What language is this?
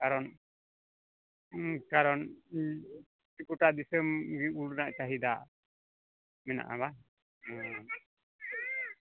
Santali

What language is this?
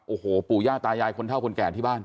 Thai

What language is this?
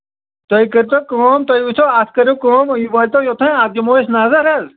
Kashmiri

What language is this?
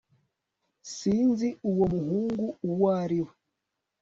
Kinyarwanda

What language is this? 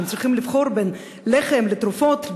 Hebrew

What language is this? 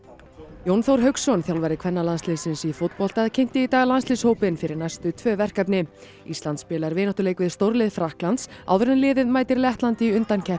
Icelandic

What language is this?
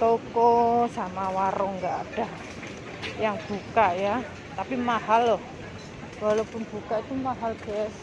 Indonesian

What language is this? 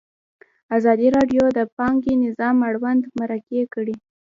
Pashto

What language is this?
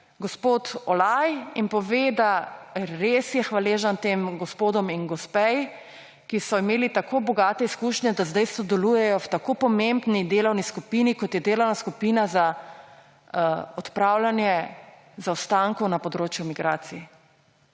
Slovenian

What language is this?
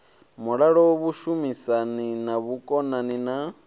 Venda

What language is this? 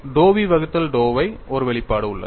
Tamil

